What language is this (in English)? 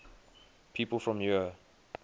English